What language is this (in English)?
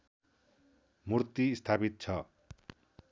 Nepali